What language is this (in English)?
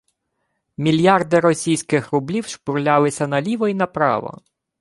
Ukrainian